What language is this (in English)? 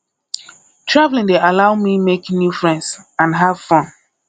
Nigerian Pidgin